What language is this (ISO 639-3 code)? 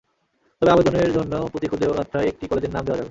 ben